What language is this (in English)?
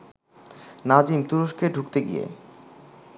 Bangla